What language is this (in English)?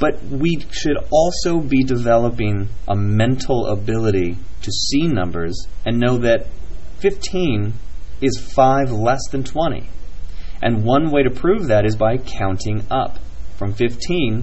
English